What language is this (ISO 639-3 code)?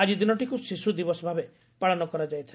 ori